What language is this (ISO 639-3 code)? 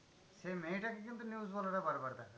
ben